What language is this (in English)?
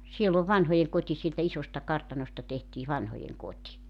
Finnish